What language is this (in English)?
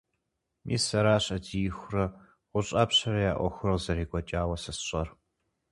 Kabardian